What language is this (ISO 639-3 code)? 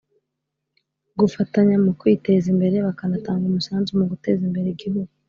kin